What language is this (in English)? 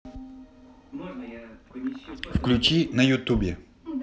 Russian